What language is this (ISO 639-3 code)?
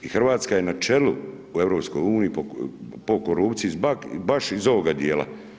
hrv